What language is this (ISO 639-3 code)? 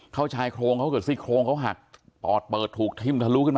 tha